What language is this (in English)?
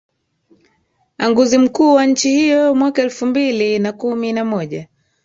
Swahili